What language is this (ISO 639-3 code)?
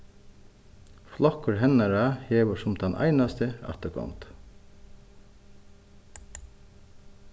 fao